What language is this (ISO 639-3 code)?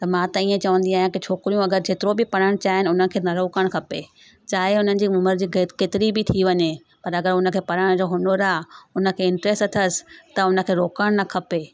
snd